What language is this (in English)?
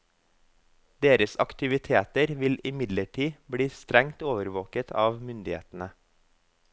Norwegian